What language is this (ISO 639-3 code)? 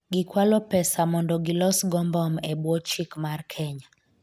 luo